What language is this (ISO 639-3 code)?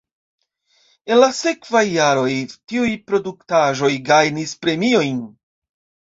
epo